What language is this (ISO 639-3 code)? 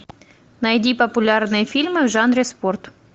rus